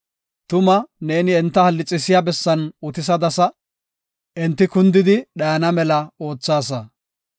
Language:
Gofa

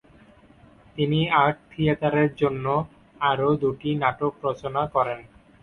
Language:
Bangla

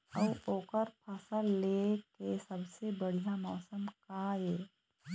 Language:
Chhattisgarhi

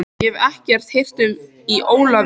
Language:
Icelandic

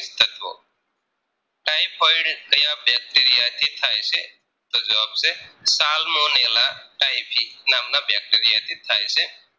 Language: Gujarati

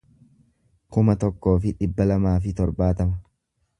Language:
Oromo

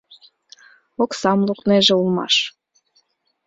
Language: Mari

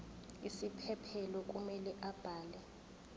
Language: Zulu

